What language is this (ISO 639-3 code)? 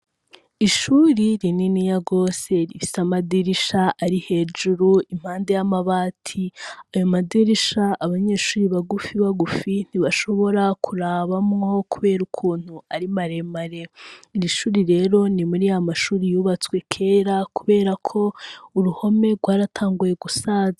run